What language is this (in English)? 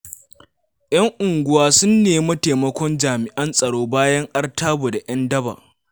Hausa